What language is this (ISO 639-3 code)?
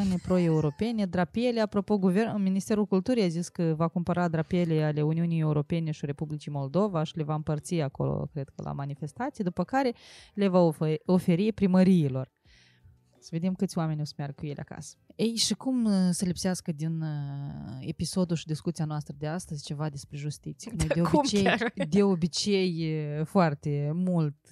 ron